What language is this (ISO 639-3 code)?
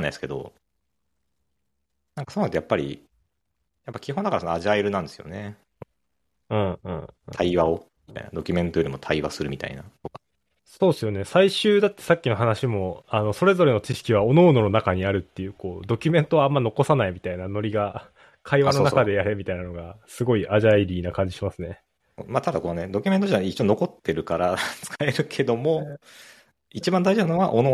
jpn